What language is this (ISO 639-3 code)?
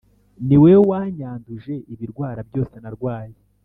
kin